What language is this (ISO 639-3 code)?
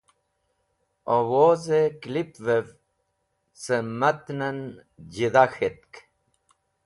wbl